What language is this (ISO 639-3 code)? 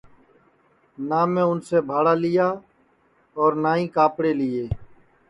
ssi